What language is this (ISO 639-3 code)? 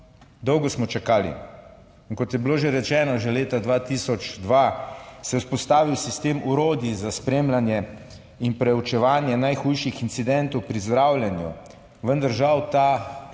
slv